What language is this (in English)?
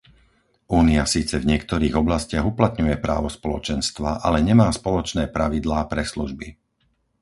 Slovak